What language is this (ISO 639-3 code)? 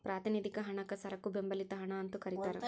kan